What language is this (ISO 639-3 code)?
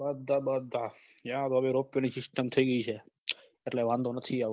guj